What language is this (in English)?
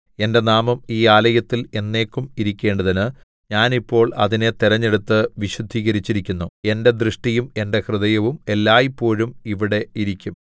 Malayalam